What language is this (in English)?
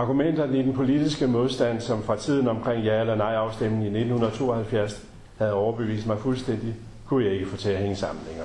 Danish